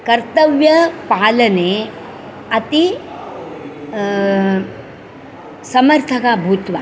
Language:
Sanskrit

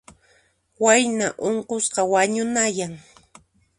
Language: Puno Quechua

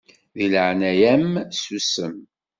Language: Kabyle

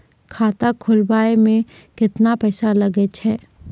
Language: Maithili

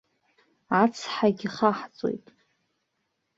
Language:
Abkhazian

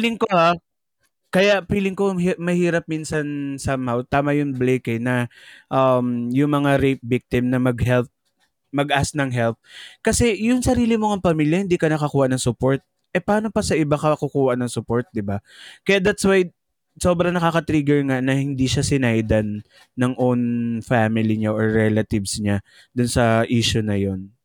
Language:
Filipino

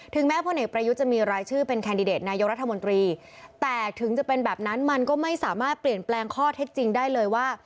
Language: Thai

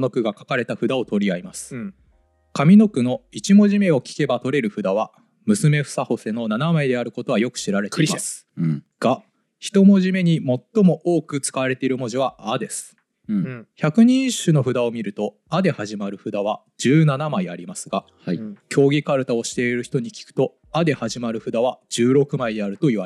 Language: Japanese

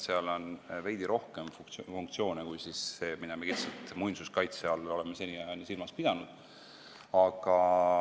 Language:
Estonian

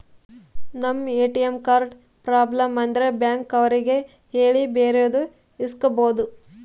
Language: Kannada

